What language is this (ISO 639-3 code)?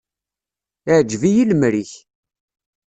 kab